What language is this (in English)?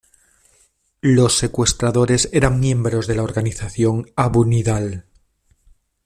Spanish